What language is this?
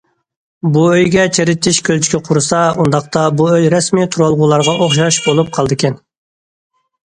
Uyghur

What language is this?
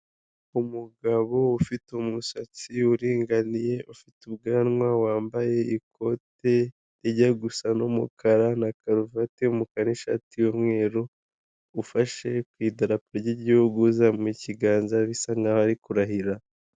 Kinyarwanda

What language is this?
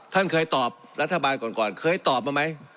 Thai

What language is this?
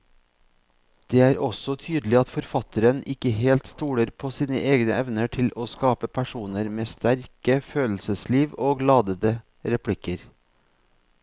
Norwegian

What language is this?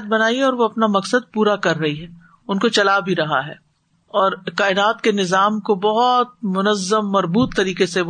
Urdu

